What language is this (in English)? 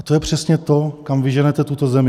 Czech